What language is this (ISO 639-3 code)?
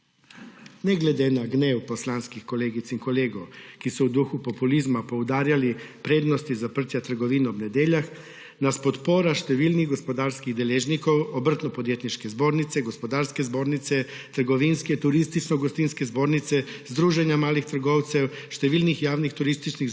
slv